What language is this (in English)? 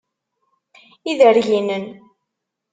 Kabyle